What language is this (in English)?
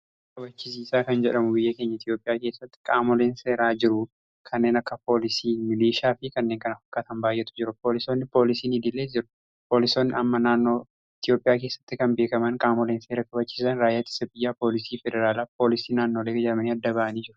Oromo